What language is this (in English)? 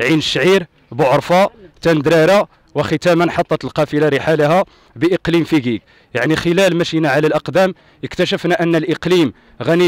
Arabic